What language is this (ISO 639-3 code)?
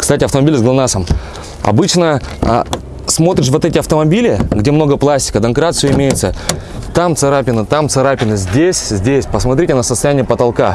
rus